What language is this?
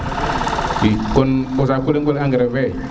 Serer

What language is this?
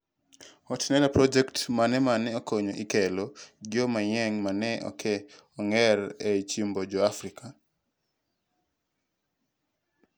Luo (Kenya and Tanzania)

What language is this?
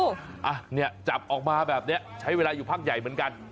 Thai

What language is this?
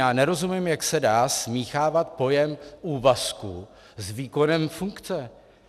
Czech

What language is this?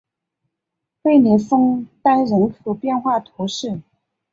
Chinese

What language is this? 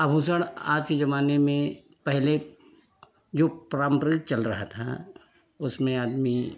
Hindi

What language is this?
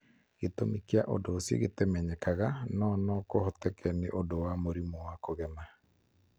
Kikuyu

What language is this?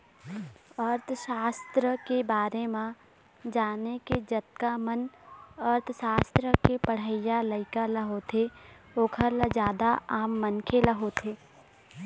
Chhattisgarhi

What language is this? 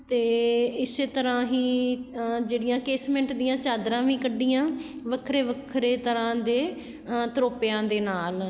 Punjabi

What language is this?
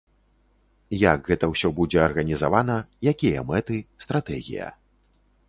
Belarusian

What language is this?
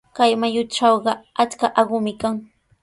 Sihuas Ancash Quechua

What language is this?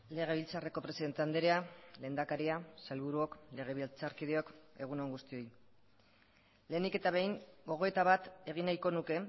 Basque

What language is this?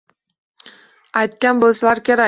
Uzbek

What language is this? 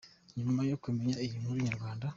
Kinyarwanda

